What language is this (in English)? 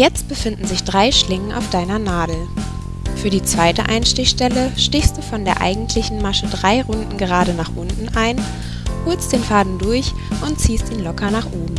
German